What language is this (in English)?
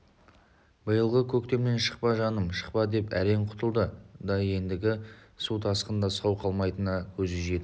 Kazakh